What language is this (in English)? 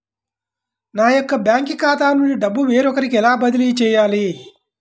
Telugu